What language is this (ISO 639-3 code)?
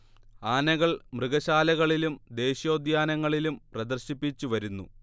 mal